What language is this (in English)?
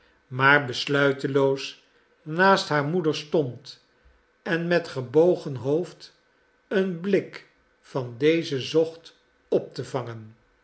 Dutch